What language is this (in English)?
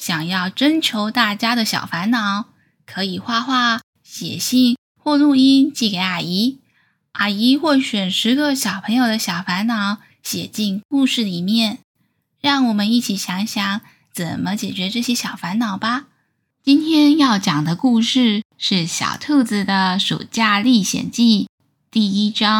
Chinese